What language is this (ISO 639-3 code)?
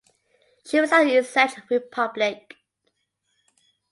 eng